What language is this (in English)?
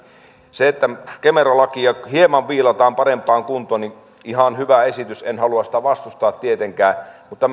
Finnish